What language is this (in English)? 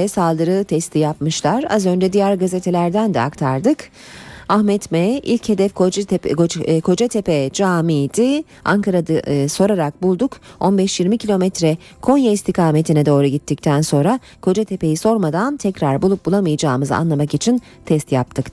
Turkish